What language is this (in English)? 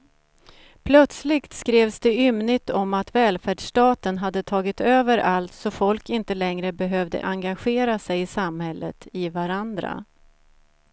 Swedish